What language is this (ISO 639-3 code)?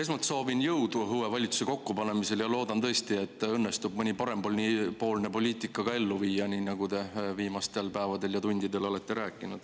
est